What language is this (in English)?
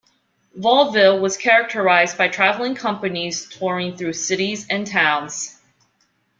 English